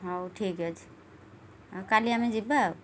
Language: Odia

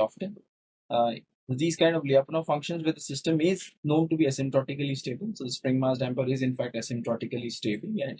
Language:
English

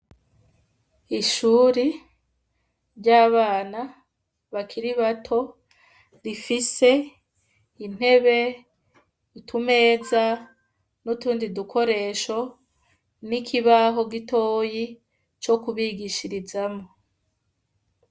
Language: Rundi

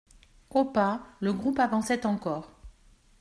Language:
French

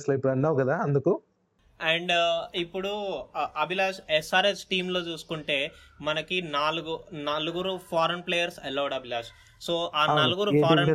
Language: Telugu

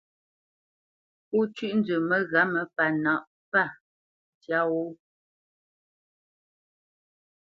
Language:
Bamenyam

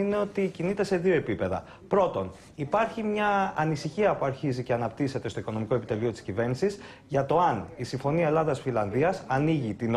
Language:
Greek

